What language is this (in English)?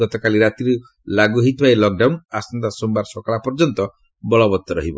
Odia